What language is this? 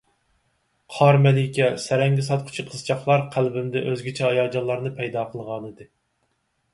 Uyghur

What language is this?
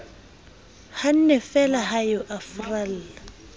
Southern Sotho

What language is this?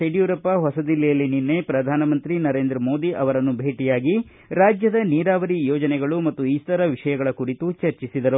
Kannada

